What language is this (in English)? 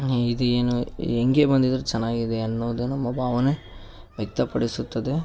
Kannada